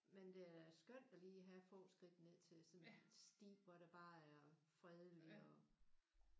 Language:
Danish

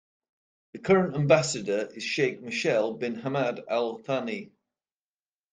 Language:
English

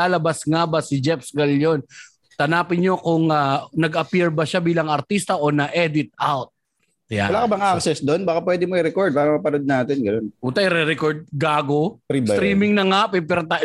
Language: Filipino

